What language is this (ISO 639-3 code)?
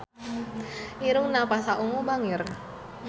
sun